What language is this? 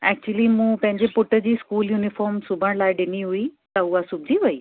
Sindhi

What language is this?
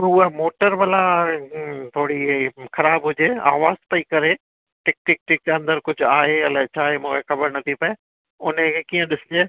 Sindhi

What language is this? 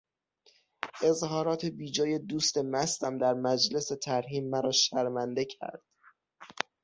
Persian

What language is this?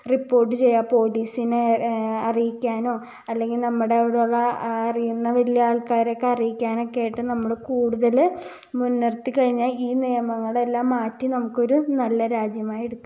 Malayalam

